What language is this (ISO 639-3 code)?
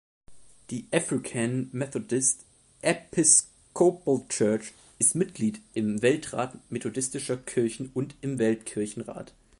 deu